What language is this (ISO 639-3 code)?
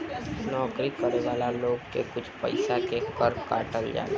bho